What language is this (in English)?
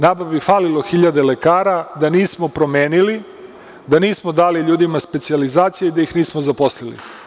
Serbian